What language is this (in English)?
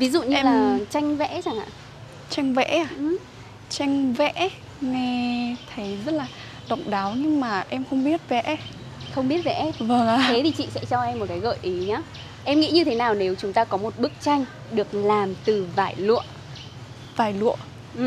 Vietnamese